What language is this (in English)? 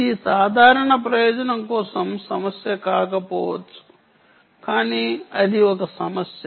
Telugu